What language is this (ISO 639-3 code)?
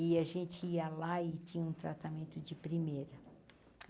por